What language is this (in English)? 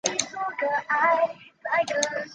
Chinese